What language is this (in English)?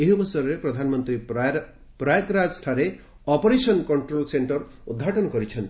Odia